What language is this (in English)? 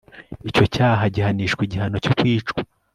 Kinyarwanda